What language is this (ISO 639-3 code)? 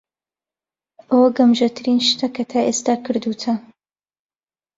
ckb